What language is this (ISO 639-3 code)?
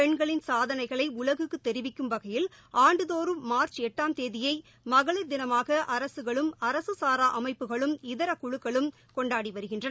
tam